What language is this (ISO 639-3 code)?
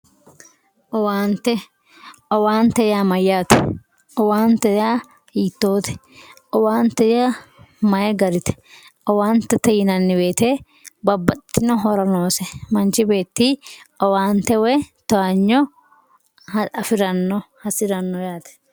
sid